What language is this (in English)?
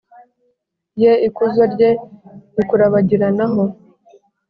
Kinyarwanda